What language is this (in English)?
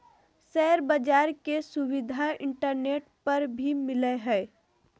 Magahi